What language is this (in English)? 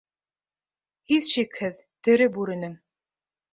Bashkir